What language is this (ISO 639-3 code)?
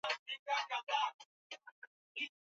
swa